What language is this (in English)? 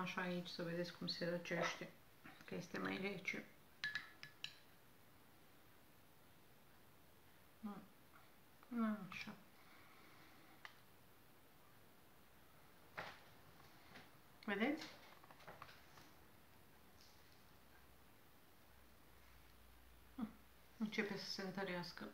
Romanian